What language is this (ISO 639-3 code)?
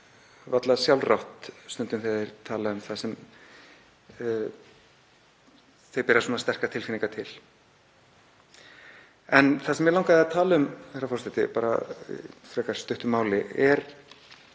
isl